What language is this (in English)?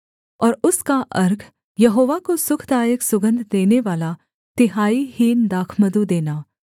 Hindi